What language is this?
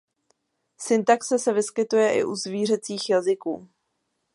Czech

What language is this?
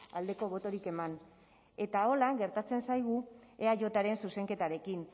Basque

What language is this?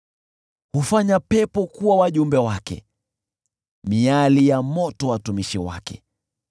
Swahili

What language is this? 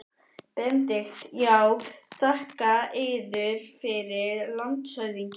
Icelandic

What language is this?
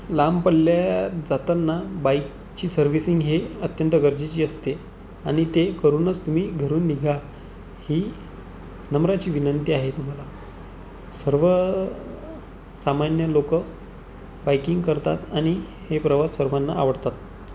Marathi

